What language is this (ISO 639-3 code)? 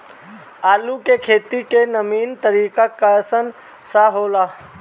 bho